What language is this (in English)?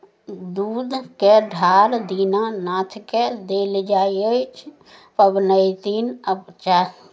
Maithili